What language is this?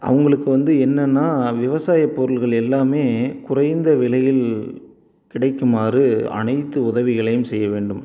Tamil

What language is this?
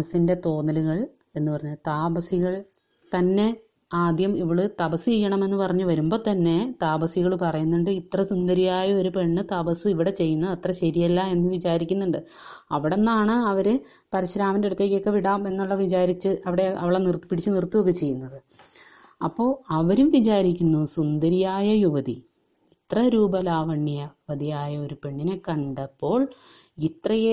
Malayalam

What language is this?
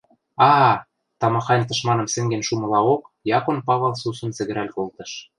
Western Mari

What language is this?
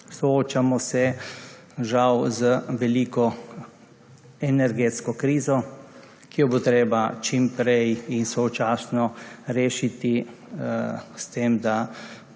Slovenian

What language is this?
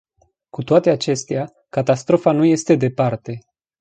Romanian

